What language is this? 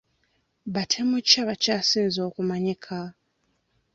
Ganda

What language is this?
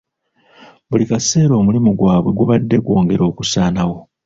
Ganda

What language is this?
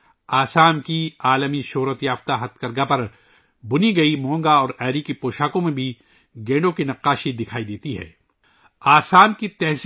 Urdu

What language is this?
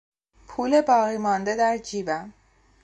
Persian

